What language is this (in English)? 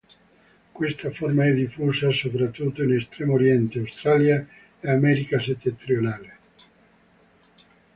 Italian